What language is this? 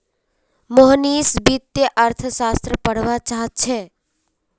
Magahi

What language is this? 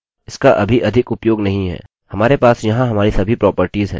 Hindi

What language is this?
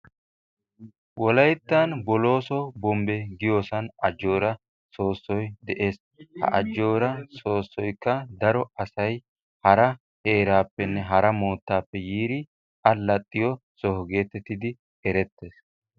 Wolaytta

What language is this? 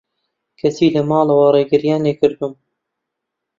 Central Kurdish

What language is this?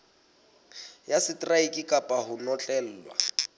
Southern Sotho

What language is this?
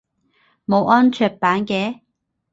Cantonese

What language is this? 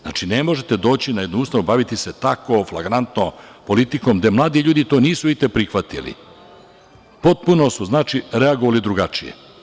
Serbian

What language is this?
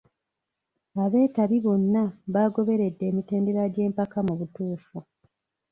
Ganda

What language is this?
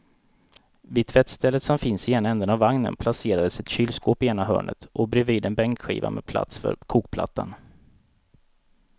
Swedish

